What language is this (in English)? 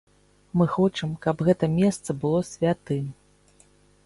Belarusian